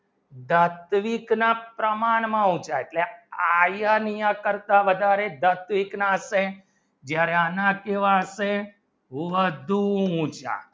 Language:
Gujarati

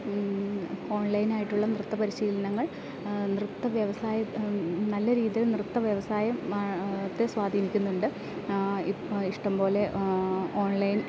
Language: Malayalam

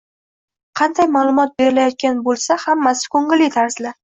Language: Uzbek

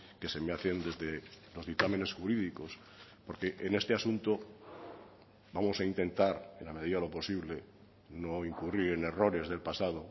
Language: Spanish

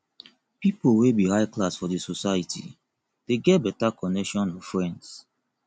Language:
Nigerian Pidgin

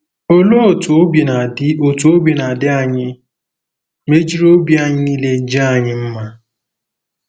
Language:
Igbo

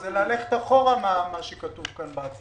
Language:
Hebrew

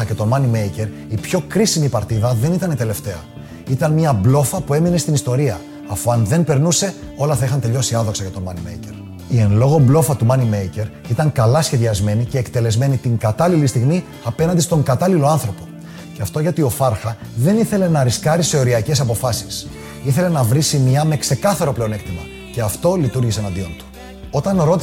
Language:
Greek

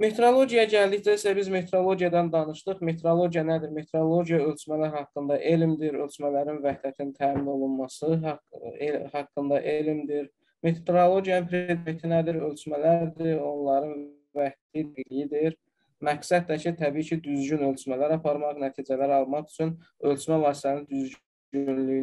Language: Turkish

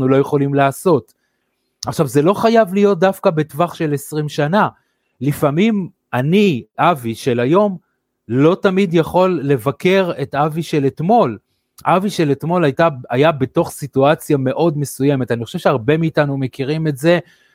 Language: Hebrew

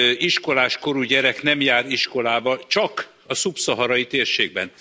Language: Hungarian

